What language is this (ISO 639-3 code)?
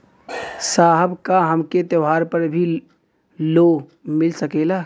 bho